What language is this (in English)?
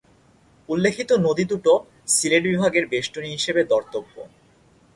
Bangla